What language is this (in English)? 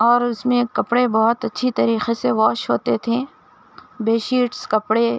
Urdu